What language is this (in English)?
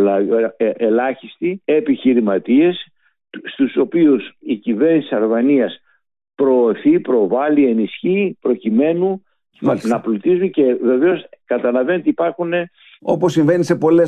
Greek